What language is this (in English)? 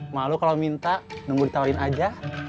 Indonesian